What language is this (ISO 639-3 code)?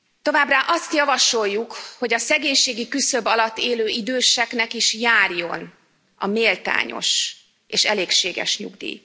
hun